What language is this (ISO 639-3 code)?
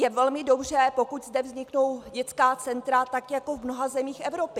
ces